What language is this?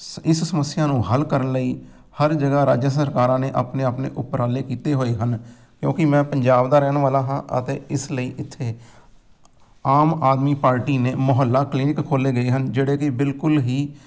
Punjabi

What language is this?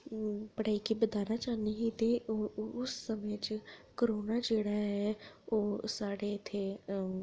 Dogri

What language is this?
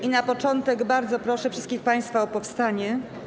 Polish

